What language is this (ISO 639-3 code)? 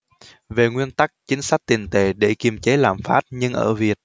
vie